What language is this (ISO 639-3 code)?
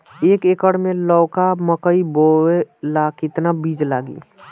bho